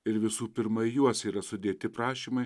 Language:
Lithuanian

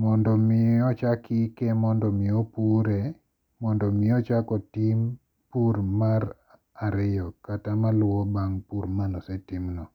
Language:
Luo (Kenya and Tanzania)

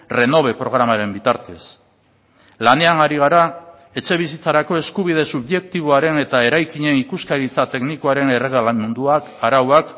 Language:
Basque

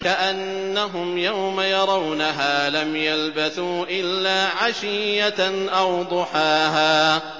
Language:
Arabic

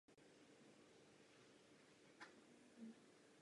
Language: Czech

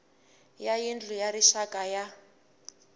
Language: Tsonga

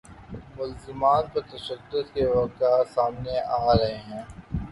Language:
Urdu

